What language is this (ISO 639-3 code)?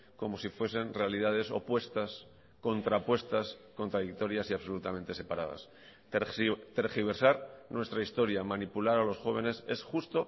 spa